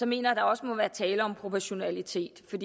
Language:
Danish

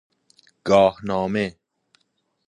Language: Persian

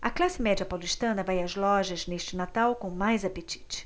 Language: Portuguese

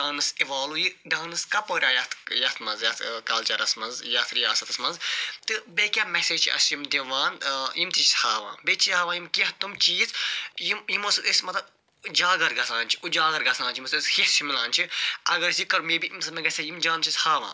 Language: Kashmiri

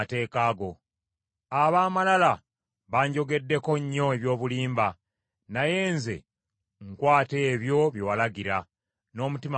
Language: Ganda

